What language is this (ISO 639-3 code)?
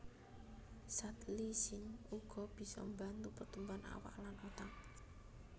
jav